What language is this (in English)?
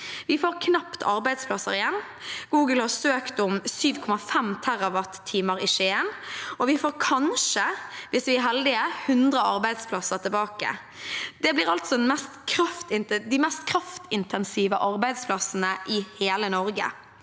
Norwegian